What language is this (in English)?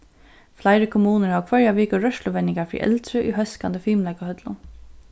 Faroese